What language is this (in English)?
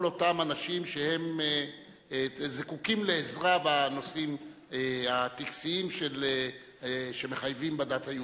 Hebrew